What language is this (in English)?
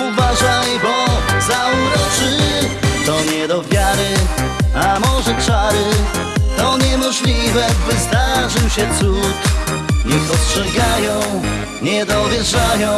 Polish